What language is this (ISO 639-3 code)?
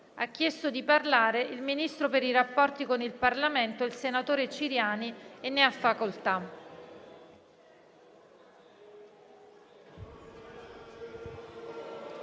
ita